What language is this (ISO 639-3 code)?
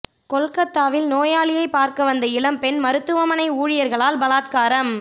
tam